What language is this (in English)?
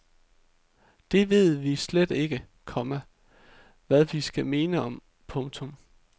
Danish